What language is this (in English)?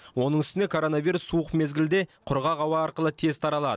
Kazakh